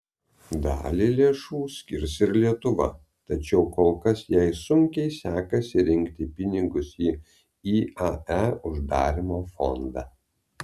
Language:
Lithuanian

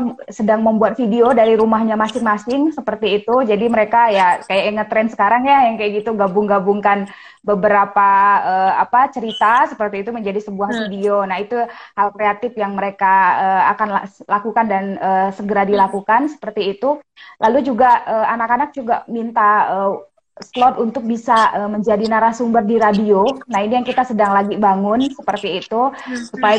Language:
Indonesian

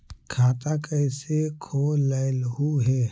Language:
Magahi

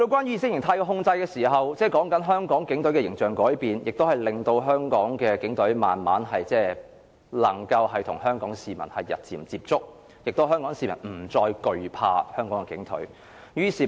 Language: Cantonese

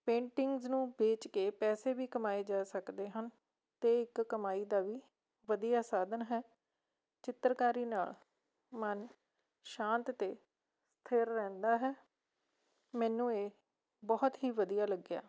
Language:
Punjabi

